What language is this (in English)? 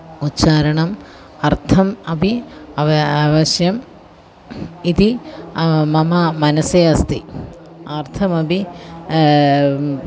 Sanskrit